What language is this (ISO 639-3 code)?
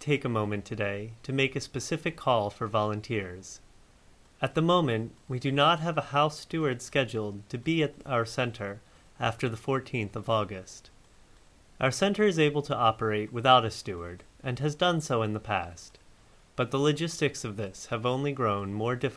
eng